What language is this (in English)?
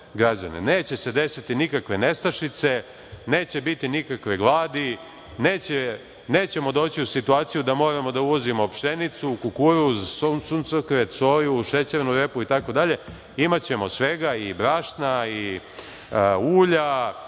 Serbian